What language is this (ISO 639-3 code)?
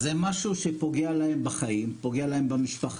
heb